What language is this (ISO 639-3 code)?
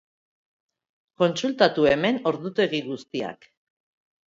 eus